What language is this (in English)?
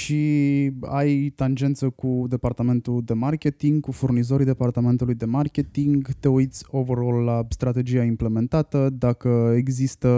Romanian